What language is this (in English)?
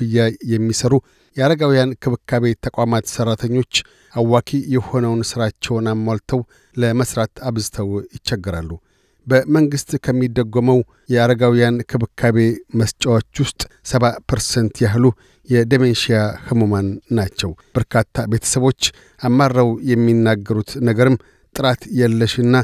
Amharic